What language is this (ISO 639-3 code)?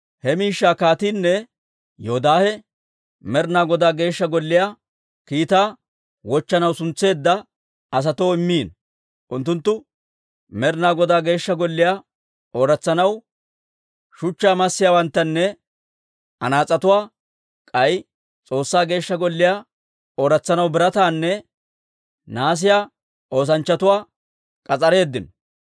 dwr